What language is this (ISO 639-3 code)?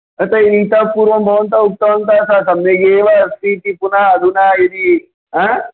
san